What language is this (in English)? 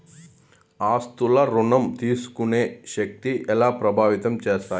Telugu